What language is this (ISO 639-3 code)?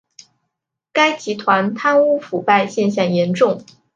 zho